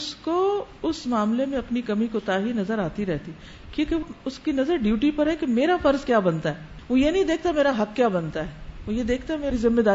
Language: Urdu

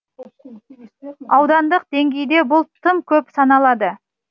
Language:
Kazakh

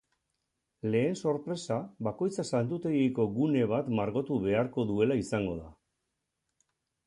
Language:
Basque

